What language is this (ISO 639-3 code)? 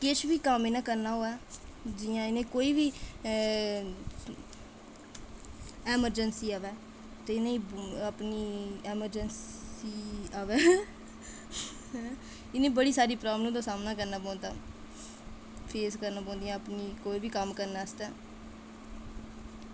doi